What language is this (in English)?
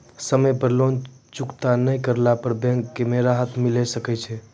Maithili